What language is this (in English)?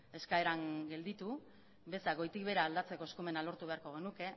Basque